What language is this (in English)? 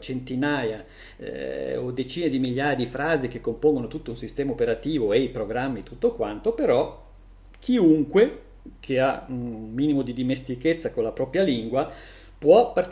Italian